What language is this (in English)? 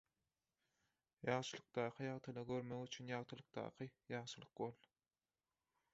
Turkmen